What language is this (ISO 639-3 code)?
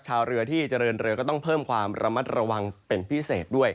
tha